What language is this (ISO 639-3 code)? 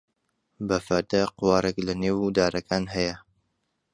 ckb